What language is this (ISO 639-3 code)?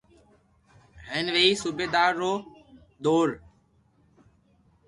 lrk